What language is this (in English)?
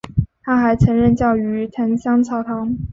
Chinese